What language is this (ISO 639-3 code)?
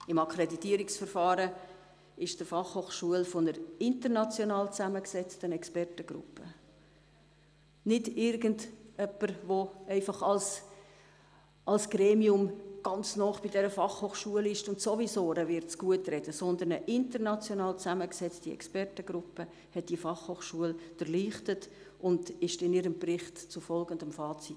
gsw